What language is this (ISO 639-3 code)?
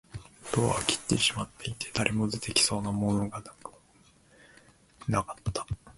jpn